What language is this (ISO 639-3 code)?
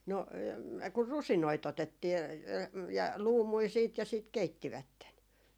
fin